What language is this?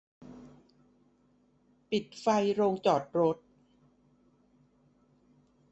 Thai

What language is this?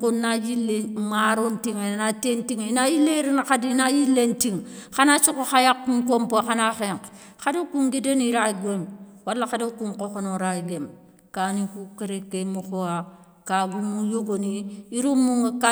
Soninke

